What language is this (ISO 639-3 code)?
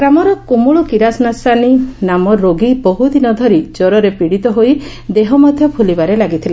ori